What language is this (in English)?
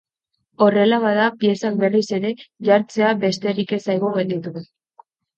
Basque